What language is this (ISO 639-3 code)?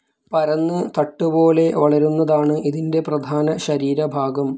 mal